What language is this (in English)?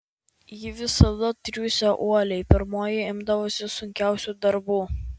Lithuanian